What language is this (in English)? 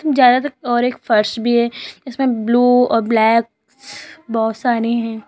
Hindi